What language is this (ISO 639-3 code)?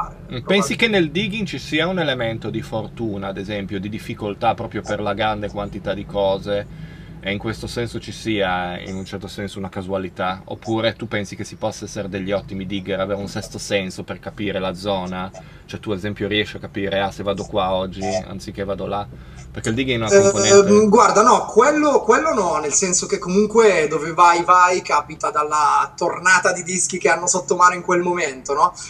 ita